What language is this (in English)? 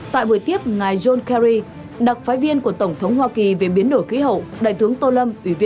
Vietnamese